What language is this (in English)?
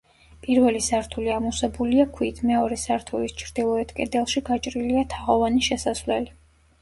Georgian